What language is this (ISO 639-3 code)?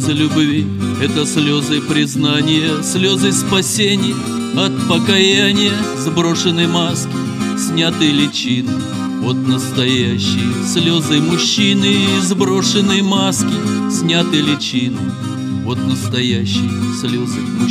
rus